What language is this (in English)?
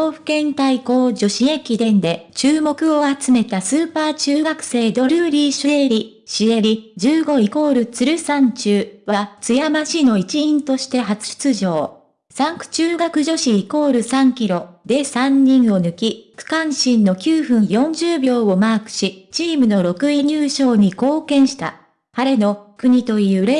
Japanese